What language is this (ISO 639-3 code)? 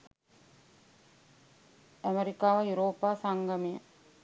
sin